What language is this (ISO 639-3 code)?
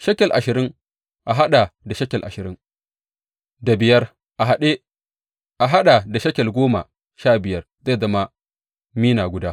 hau